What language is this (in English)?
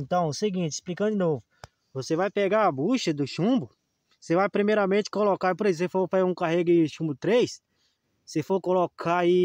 Portuguese